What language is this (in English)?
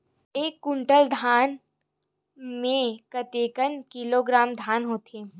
Chhattisgarhi